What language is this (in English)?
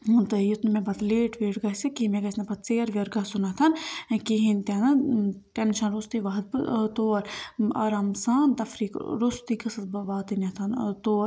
Kashmiri